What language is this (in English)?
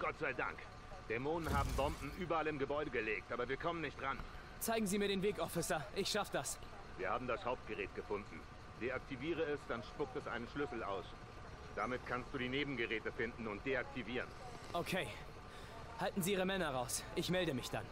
German